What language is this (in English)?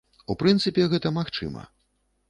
Belarusian